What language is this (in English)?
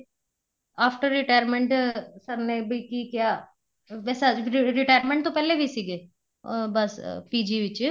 Punjabi